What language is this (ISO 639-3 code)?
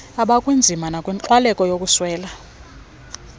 xho